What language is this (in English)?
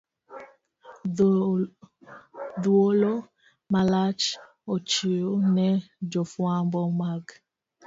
Luo (Kenya and Tanzania)